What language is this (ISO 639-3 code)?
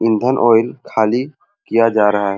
sck